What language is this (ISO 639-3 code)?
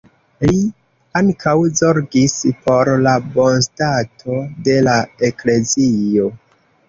epo